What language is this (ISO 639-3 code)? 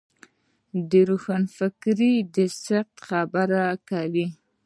pus